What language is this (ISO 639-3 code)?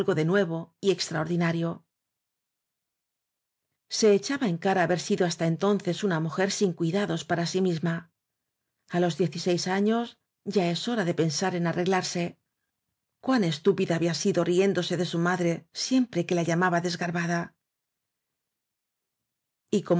spa